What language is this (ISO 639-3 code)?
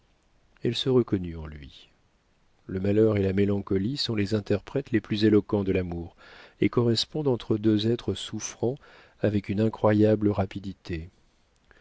fra